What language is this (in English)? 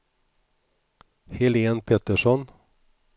Swedish